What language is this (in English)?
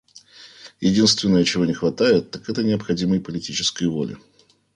Russian